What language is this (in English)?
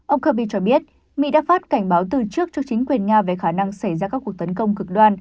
Vietnamese